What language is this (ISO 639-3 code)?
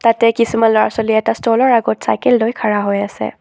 asm